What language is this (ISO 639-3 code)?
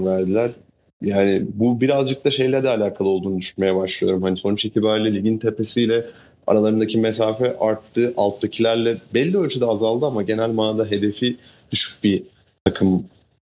tur